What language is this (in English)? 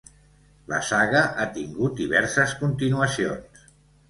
Catalan